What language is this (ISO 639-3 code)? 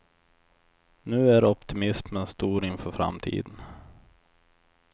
swe